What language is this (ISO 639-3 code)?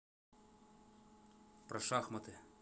rus